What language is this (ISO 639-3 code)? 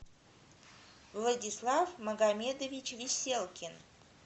rus